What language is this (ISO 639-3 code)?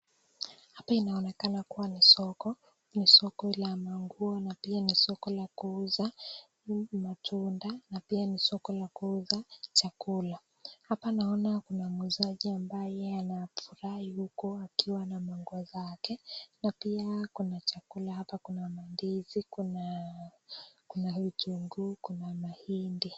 swa